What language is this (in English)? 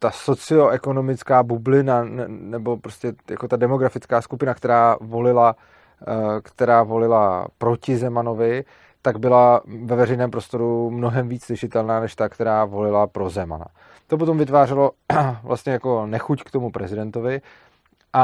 Czech